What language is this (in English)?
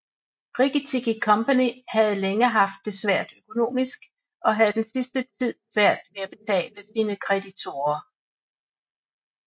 Danish